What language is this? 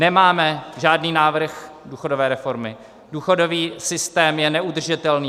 Czech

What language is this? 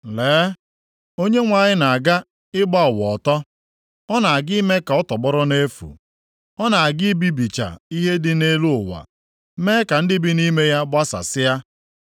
Igbo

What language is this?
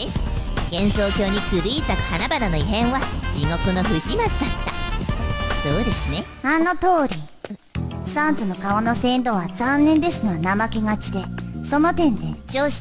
Japanese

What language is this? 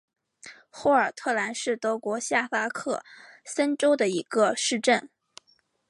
Chinese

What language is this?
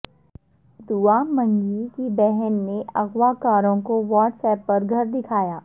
Urdu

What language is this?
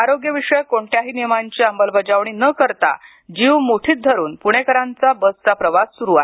Marathi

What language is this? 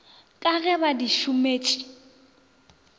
Northern Sotho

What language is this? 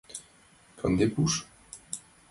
Mari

